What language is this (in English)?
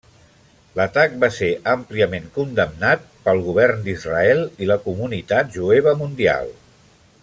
Catalan